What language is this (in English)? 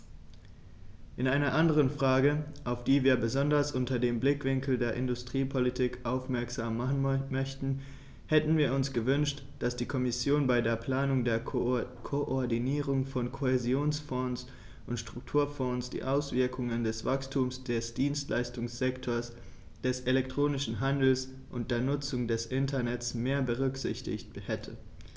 German